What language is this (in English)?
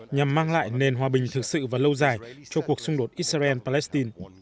Vietnamese